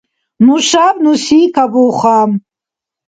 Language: Dargwa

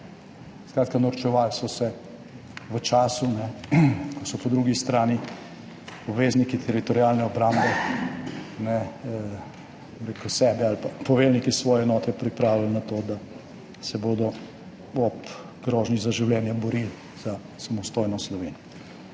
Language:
Slovenian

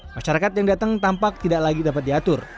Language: Indonesian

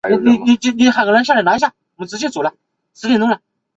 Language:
Chinese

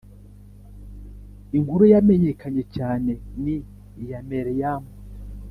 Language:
Kinyarwanda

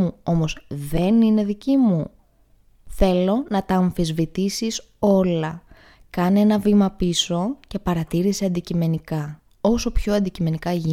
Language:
Greek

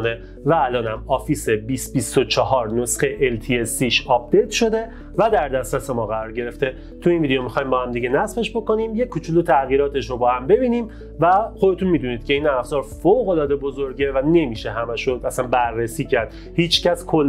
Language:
Persian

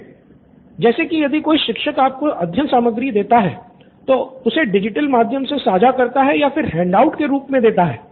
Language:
Hindi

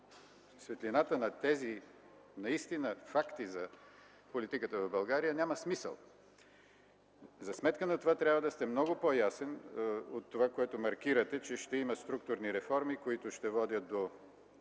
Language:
Bulgarian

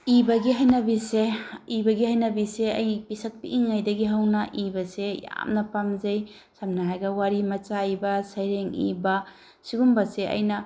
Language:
Manipuri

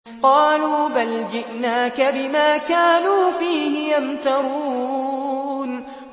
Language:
Arabic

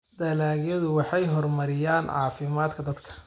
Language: Somali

